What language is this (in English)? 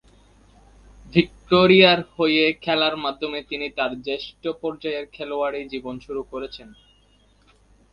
Bangla